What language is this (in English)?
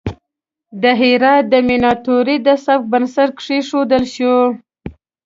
Pashto